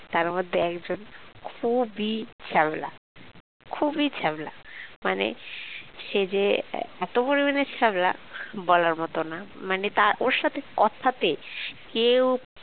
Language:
Bangla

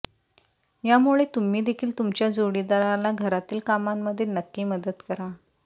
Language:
Marathi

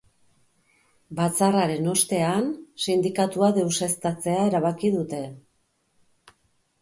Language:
Basque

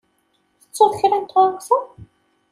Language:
Kabyle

